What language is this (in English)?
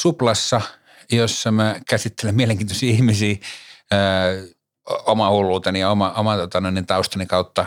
Finnish